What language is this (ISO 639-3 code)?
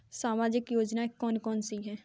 hin